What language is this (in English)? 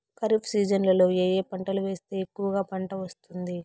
Telugu